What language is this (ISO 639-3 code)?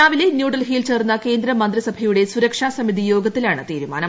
mal